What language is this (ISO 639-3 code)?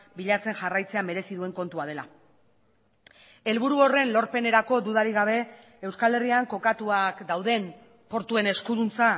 eus